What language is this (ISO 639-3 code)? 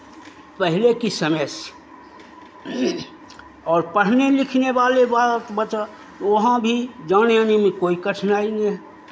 hin